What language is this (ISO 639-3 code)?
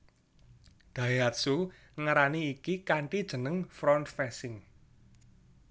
jav